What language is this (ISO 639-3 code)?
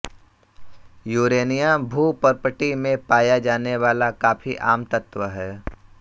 hin